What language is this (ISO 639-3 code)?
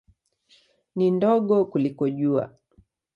swa